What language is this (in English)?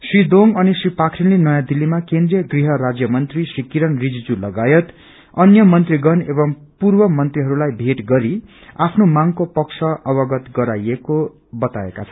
Nepali